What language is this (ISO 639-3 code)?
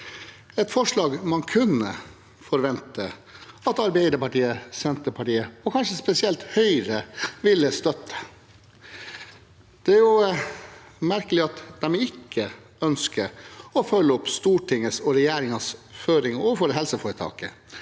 nor